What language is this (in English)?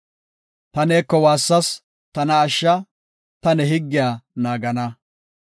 Gofa